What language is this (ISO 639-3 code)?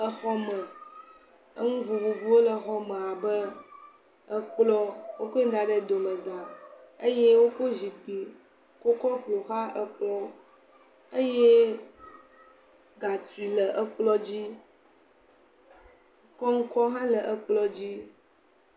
ewe